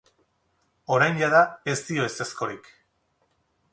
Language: Basque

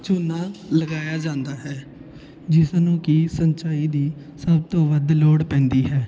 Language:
Punjabi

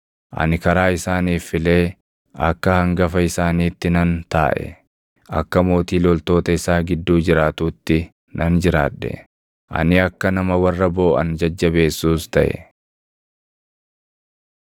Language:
Oromo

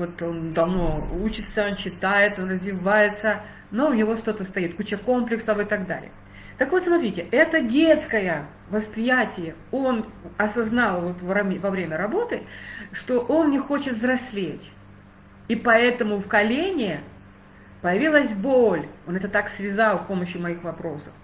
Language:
Russian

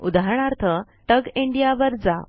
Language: Marathi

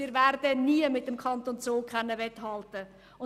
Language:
Swiss German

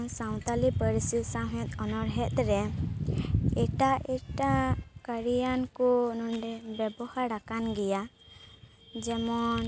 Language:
Santali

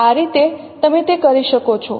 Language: Gujarati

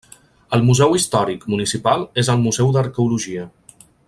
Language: Catalan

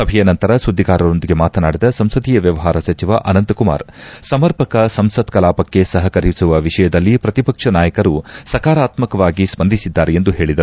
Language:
Kannada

